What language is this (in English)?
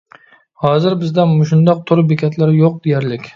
Uyghur